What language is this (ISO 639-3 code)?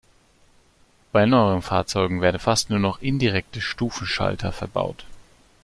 deu